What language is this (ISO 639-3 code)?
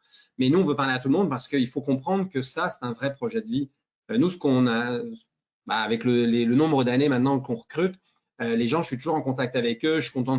fra